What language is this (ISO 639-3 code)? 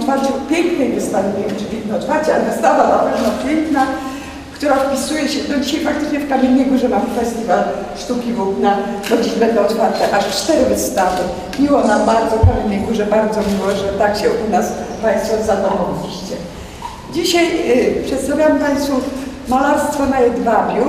pol